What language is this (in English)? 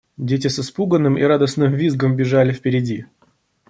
Russian